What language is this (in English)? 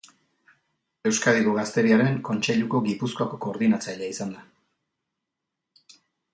Basque